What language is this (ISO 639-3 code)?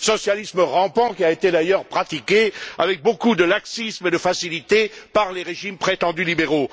fra